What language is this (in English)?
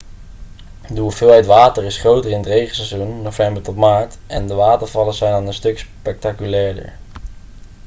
Dutch